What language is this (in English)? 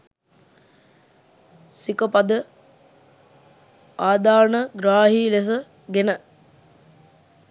Sinhala